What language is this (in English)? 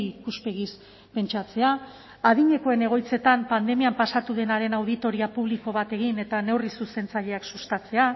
Basque